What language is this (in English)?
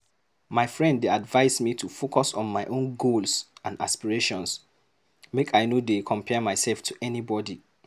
Nigerian Pidgin